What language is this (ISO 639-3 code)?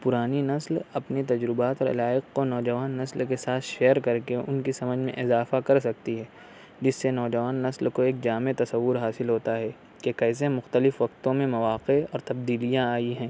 urd